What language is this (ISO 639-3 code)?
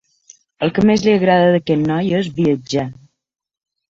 cat